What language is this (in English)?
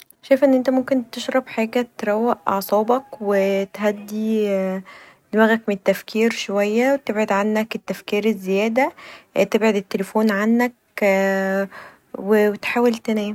Egyptian Arabic